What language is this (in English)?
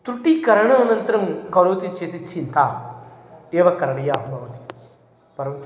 Sanskrit